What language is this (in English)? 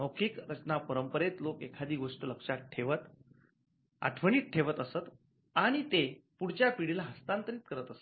Marathi